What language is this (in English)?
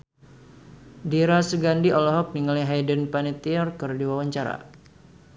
Sundanese